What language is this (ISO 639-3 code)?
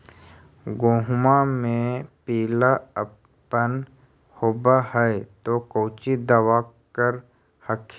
mag